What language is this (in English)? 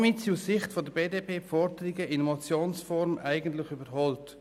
Swiss German